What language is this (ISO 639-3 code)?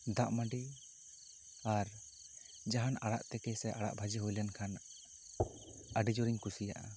sat